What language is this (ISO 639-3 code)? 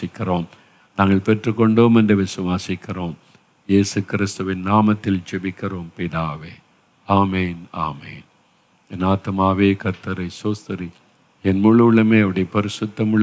tam